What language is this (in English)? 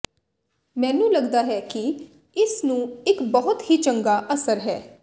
Punjabi